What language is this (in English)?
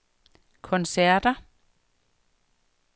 Danish